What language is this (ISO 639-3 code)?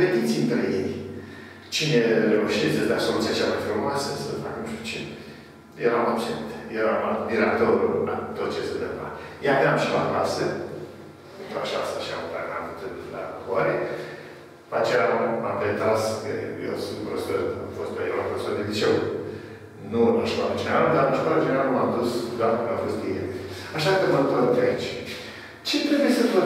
ron